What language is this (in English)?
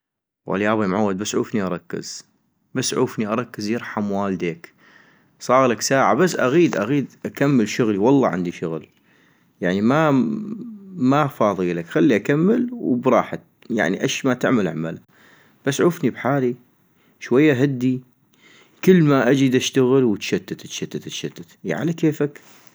North Mesopotamian Arabic